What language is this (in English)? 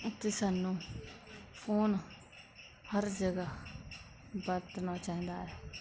Punjabi